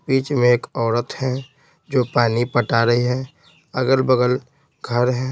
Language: Hindi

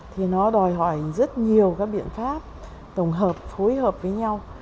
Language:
Vietnamese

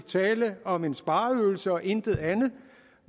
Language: Danish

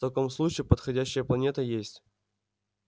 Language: Russian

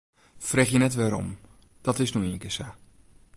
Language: Western Frisian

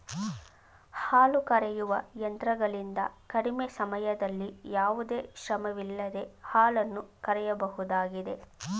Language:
Kannada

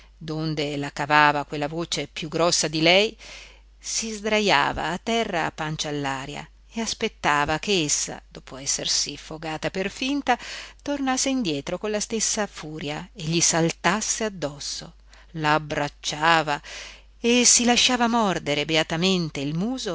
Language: Italian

